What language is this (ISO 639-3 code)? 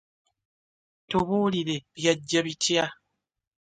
lug